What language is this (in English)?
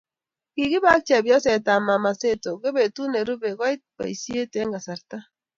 Kalenjin